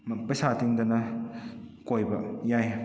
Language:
Manipuri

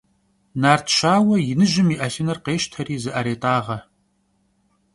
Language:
Kabardian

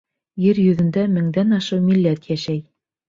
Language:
Bashkir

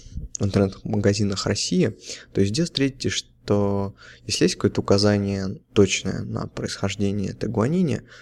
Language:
Russian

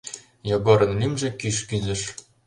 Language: Mari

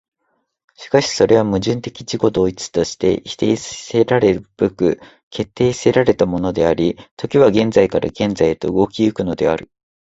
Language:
Japanese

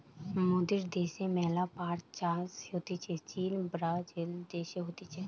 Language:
Bangla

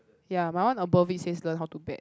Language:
English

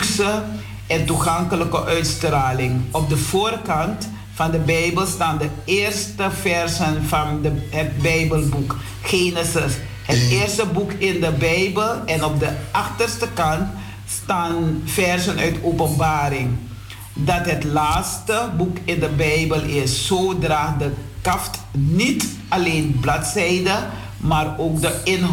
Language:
Dutch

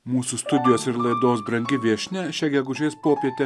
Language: Lithuanian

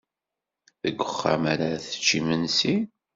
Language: Kabyle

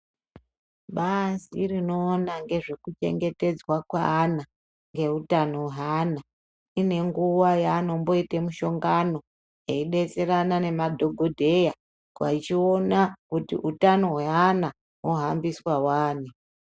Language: Ndau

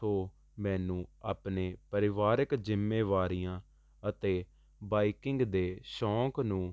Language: Punjabi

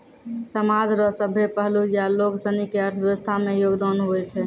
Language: Maithili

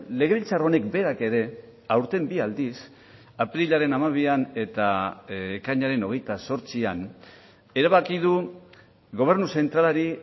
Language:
Basque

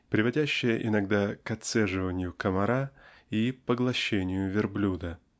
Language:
Russian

